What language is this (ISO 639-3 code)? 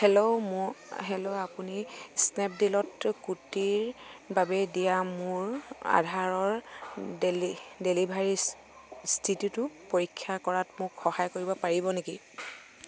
asm